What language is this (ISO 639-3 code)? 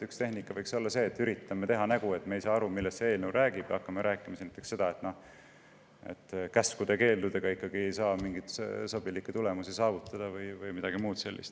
est